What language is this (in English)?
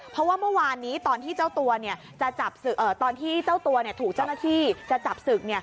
Thai